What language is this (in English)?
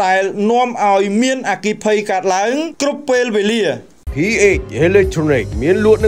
Thai